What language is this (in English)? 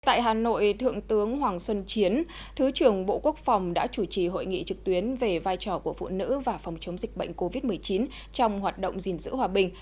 Vietnamese